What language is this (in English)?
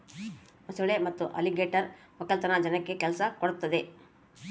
Kannada